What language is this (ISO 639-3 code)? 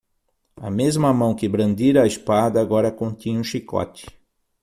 por